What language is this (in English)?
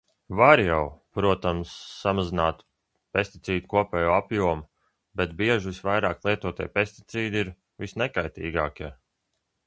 Latvian